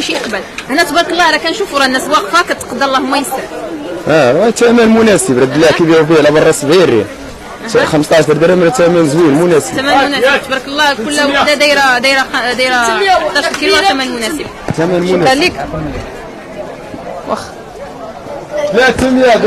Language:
Arabic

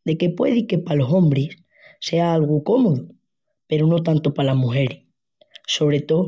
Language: Extremaduran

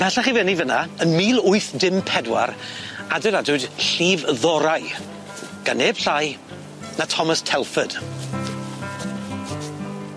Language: Welsh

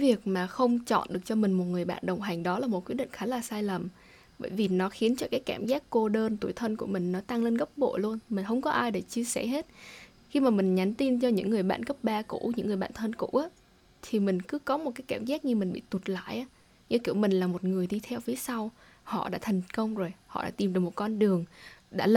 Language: Vietnamese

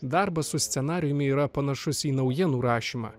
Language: Lithuanian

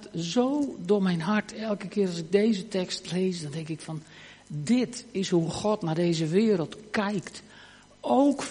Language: Dutch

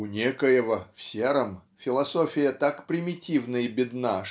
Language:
Russian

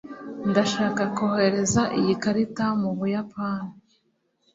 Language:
Kinyarwanda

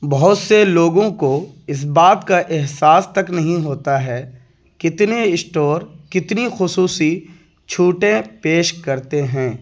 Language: Urdu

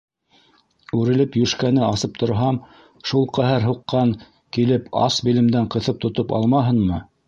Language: Bashkir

